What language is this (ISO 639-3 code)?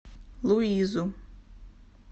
rus